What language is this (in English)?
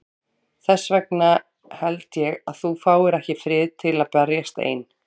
Icelandic